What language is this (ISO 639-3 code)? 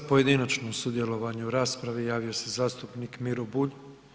hrv